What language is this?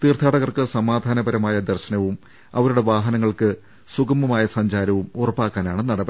Malayalam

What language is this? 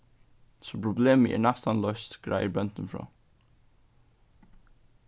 Faroese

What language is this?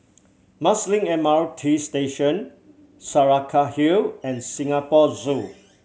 English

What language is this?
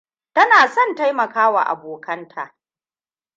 Hausa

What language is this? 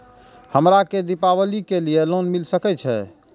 Maithili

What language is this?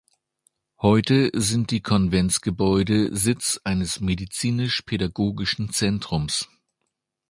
German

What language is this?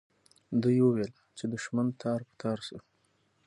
Pashto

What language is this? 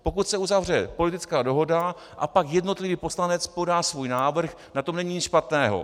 Czech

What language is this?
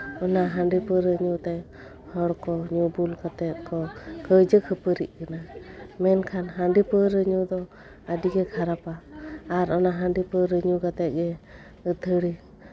Santali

